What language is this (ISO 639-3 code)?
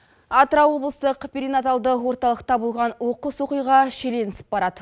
kaz